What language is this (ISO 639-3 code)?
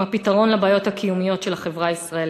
heb